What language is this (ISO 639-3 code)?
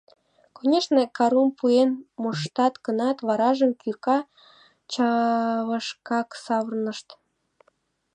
chm